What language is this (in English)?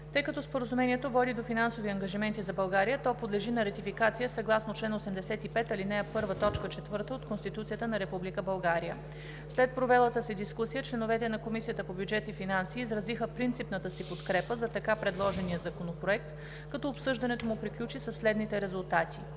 Bulgarian